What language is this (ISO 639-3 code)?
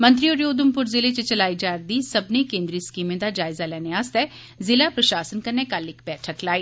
doi